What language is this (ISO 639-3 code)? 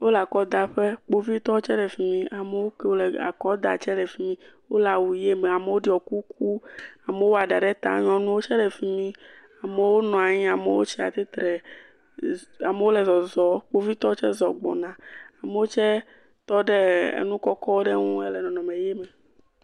ewe